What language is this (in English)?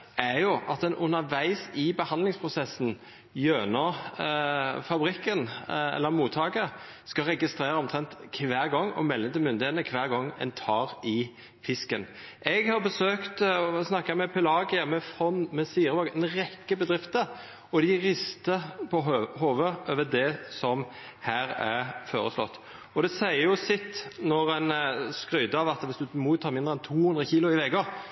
Norwegian Nynorsk